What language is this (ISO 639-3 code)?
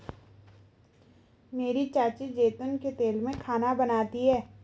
hin